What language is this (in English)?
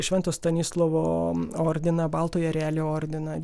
Lithuanian